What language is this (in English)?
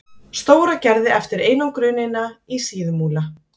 Icelandic